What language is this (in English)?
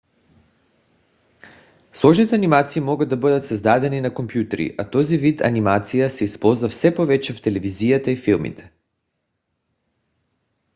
Bulgarian